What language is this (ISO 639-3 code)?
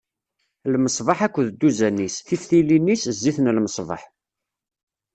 kab